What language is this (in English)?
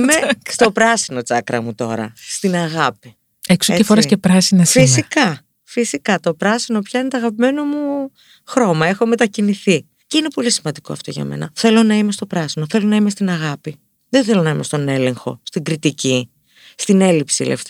Greek